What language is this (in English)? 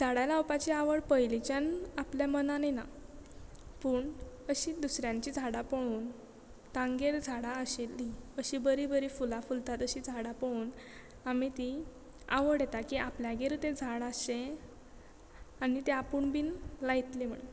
Konkani